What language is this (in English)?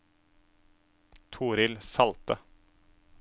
Norwegian